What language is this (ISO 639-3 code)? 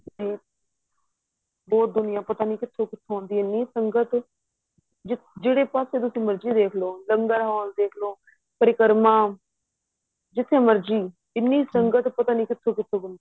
pan